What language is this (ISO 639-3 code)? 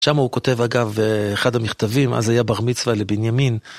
heb